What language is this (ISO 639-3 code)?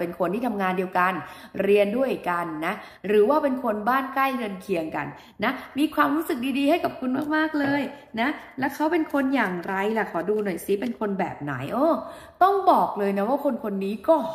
tha